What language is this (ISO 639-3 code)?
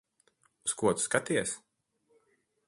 lav